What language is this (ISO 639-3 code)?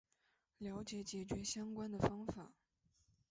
zho